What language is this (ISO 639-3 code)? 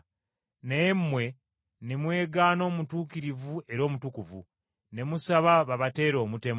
lug